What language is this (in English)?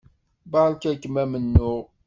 Kabyle